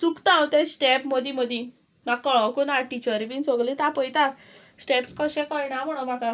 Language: Konkani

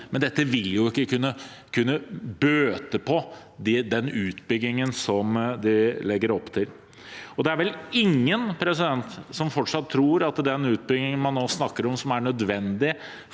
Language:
Norwegian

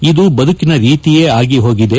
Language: Kannada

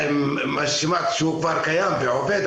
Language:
Hebrew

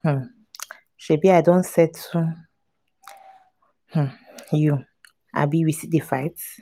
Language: Nigerian Pidgin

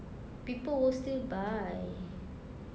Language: English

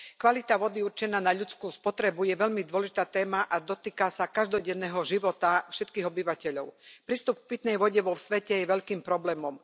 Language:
Slovak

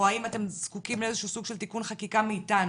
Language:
Hebrew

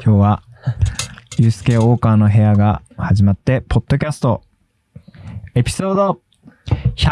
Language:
Japanese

